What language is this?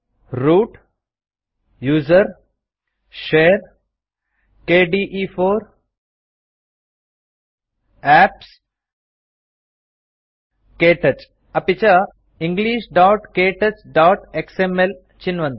Sanskrit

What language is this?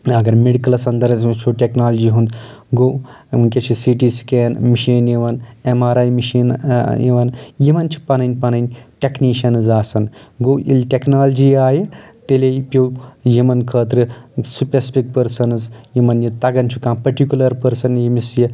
Kashmiri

